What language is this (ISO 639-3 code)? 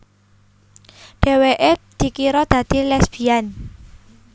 jav